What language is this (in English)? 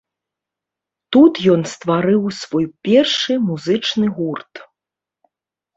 Belarusian